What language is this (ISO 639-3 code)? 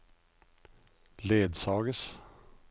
nor